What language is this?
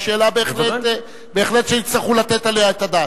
Hebrew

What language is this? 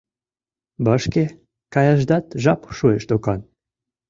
Mari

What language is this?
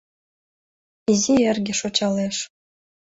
Mari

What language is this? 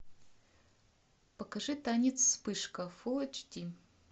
Russian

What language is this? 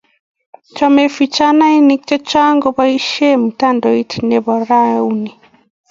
Kalenjin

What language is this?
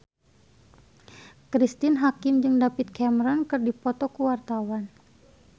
Sundanese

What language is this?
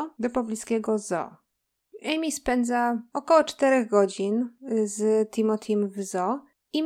Polish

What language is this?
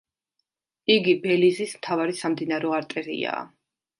Georgian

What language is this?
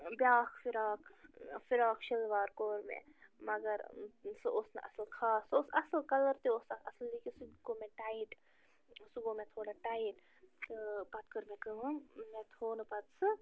Kashmiri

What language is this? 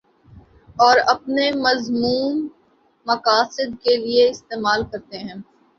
Urdu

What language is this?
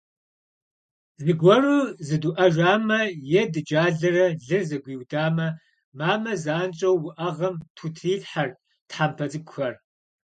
Kabardian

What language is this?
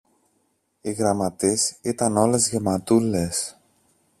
Greek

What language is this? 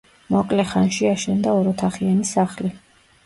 Georgian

